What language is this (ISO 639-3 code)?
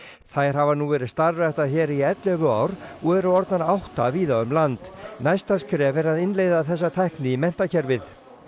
isl